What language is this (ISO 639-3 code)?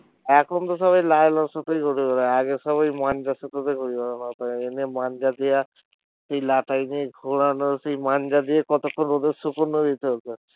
ben